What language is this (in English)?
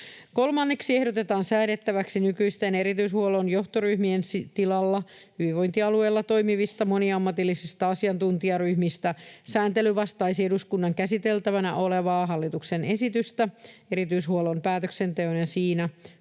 Finnish